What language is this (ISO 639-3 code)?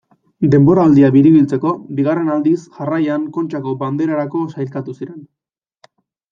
eus